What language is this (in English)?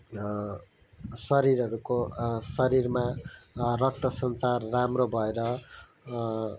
Nepali